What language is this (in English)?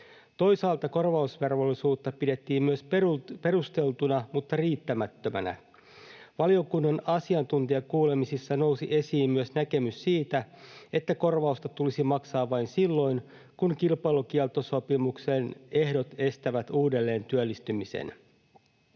Finnish